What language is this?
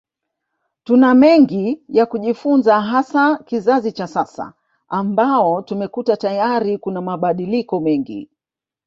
Swahili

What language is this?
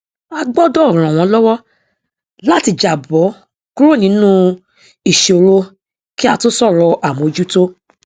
Yoruba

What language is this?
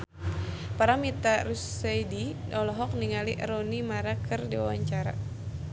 Sundanese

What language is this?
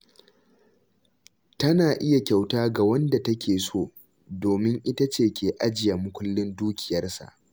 Hausa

